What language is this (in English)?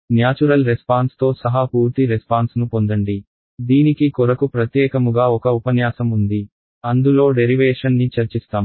Telugu